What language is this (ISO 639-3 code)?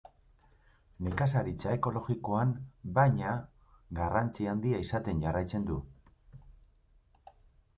eus